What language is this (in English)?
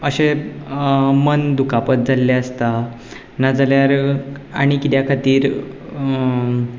Konkani